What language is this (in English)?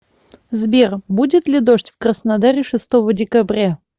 Russian